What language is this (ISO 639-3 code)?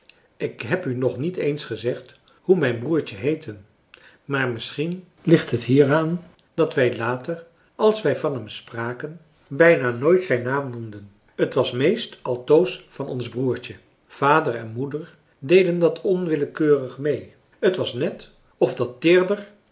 nld